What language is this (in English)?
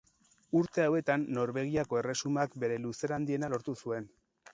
Basque